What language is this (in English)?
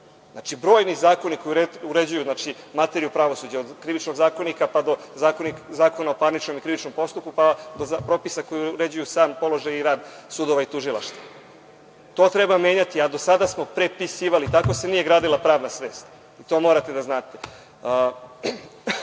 Serbian